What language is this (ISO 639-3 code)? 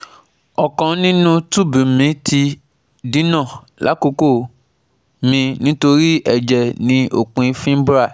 yor